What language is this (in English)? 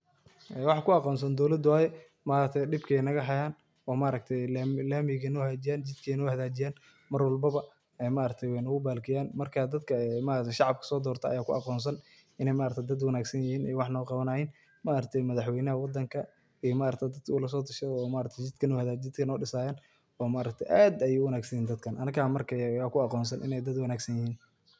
Somali